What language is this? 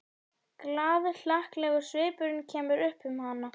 Icelandic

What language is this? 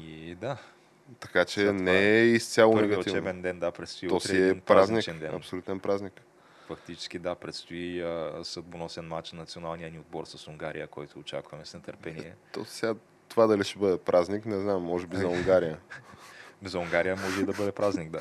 Bulgarian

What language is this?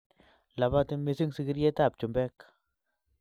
Kalenjin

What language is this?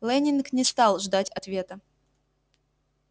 Russian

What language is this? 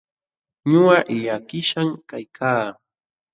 Jauja Wanca Quechua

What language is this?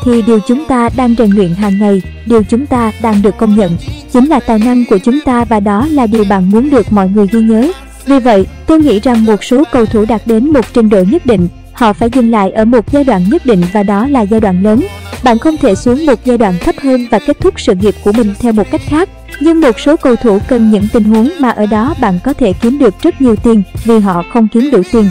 Vietnamese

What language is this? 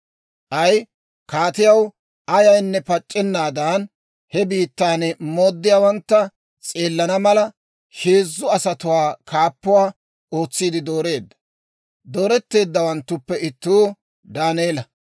Dawro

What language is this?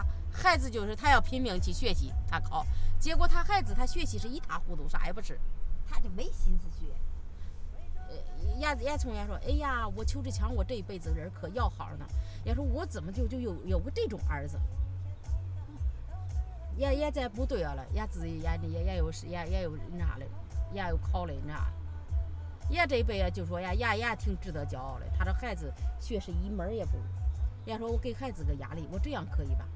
Chinese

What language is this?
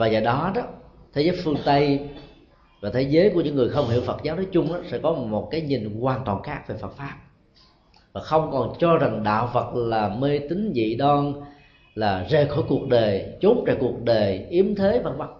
Vietnamese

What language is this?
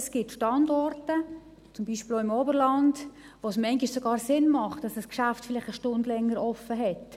Swiss German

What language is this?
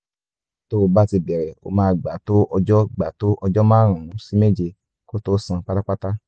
Yoruba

